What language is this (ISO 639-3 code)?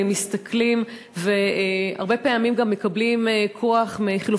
heb